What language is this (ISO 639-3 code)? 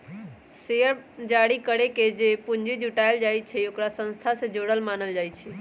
mag